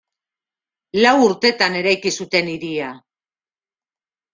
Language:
Basque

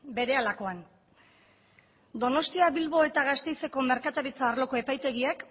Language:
Basque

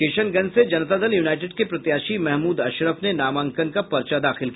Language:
Hindi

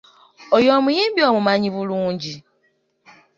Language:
Ganda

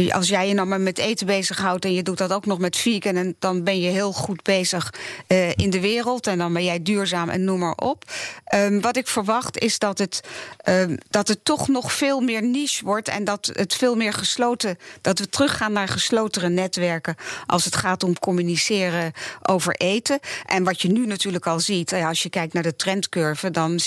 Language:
Dutch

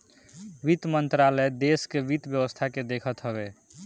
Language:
Bhojpuri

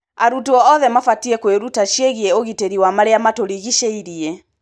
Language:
Kikuyu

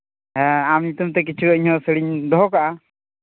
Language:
Santali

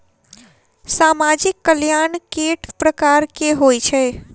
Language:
Maithili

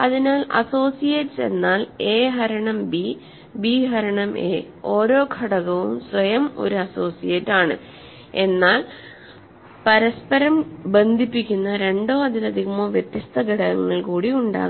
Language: Malayalam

